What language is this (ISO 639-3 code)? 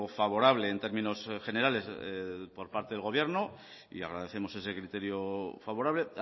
spa